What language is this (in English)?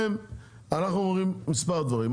Hebrew